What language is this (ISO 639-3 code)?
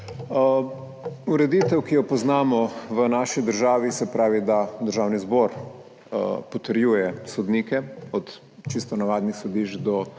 slv